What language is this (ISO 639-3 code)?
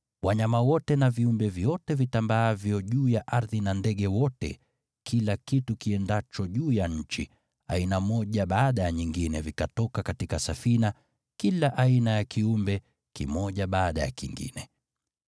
swa